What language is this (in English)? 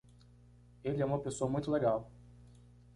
Portuguese